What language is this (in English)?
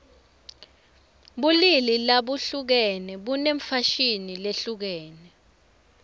Swati